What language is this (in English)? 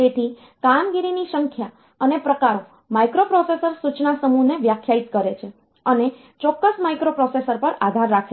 Gujarati